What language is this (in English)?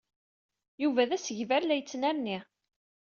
Kabyle